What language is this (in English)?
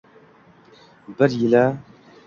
Uzbek